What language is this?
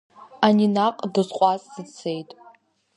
Abkhazian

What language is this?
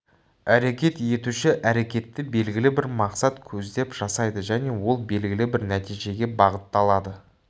Kazakh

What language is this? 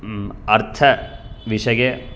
Sanskrit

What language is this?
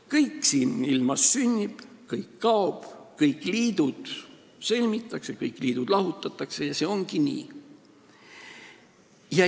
Estonian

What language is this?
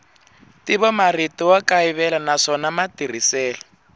Tsonga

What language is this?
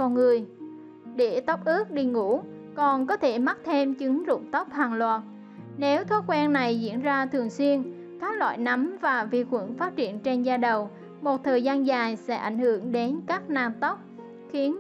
Vietnamese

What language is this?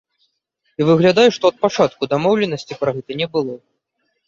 Belarusian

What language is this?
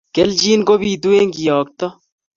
Kalenjin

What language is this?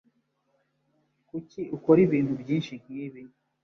Kinyarwanda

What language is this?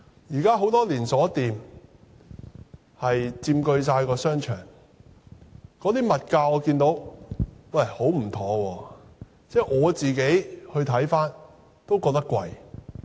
Cantonese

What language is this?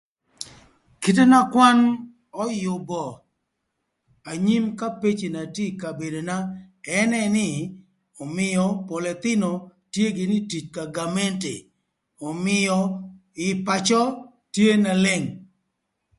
Thur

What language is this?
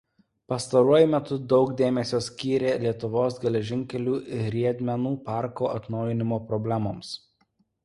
Lithuanian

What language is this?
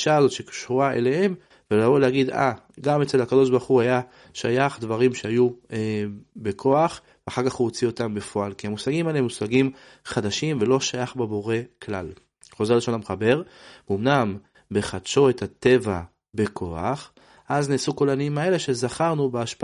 Hebrew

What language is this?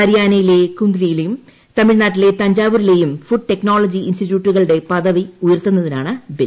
Malayalam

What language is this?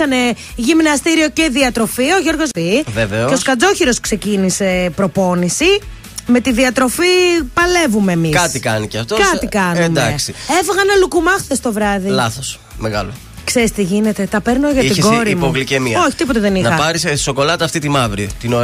Greek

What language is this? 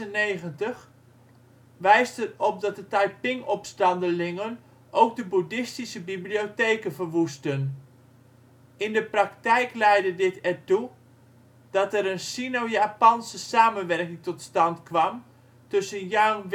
Dutch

